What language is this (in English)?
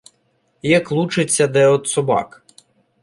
Ukrainian